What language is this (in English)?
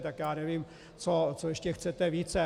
Czech